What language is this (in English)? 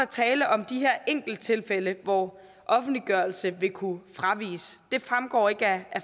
Danish